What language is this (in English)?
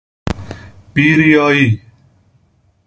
Persian